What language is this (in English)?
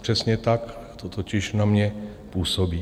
Czech